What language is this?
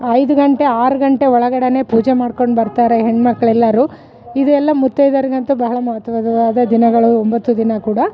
Kannada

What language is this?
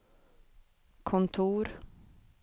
Swedish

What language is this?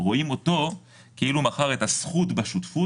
Hebrew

